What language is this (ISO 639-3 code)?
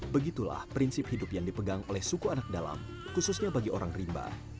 ind